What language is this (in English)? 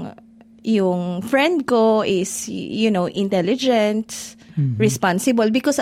Filipino